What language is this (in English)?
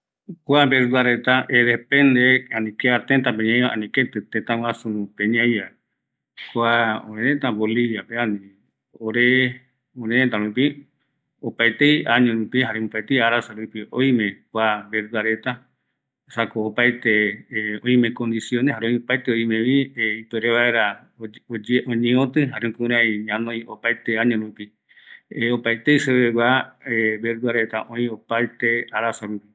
Eastern Bolivian Guaraní